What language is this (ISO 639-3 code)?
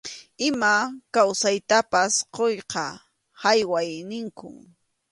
qxu